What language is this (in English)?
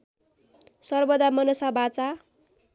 Nepali